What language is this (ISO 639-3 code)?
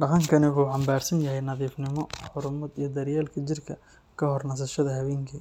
som